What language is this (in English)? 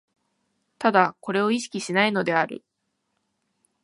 Japanese